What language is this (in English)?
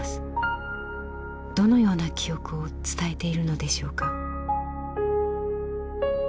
Japanese